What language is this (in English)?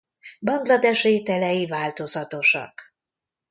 Hungarian